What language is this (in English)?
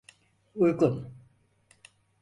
Turkish